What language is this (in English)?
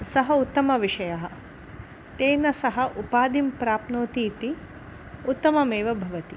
Sanskrit